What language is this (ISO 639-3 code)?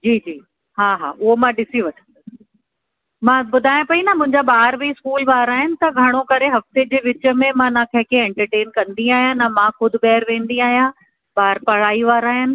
snd